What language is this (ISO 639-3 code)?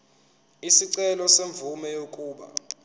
zul